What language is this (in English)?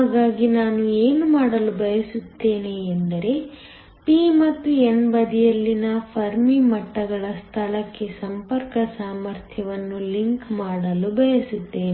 Kannada